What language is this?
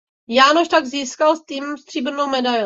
Czech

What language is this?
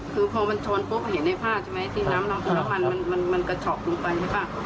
Thai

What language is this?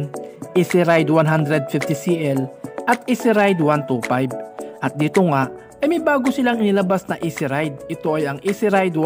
Filipino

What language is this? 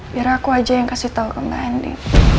Indonesian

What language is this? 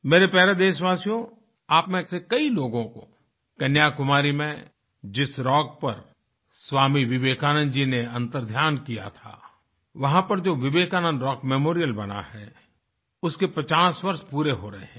Hindi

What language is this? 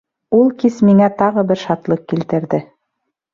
Bashkir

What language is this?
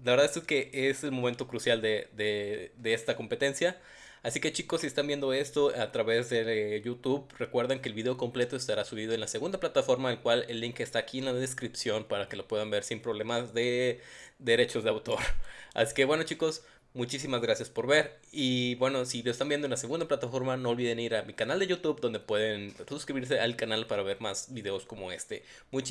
Spanish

